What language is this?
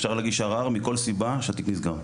Hebrew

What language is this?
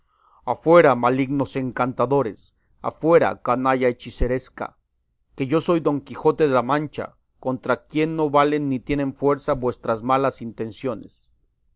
Spanish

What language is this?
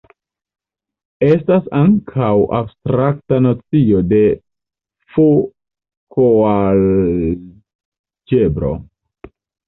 Esperanto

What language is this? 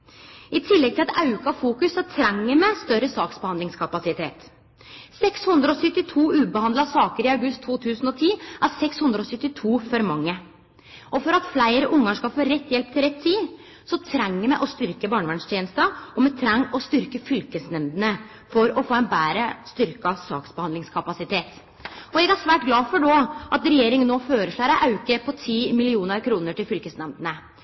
Norwegian Nynorsk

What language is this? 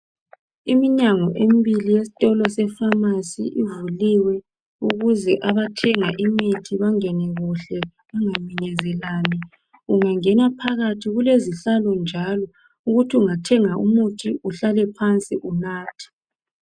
North Ndebele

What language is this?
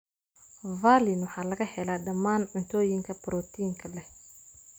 Somali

